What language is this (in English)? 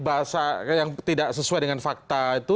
Indonesian